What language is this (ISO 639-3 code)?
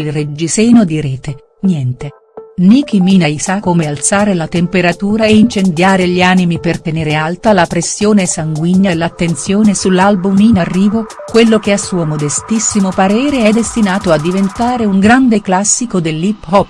ita